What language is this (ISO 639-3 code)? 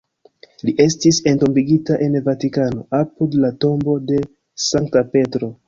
epo